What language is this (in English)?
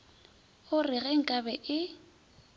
Northern Sotho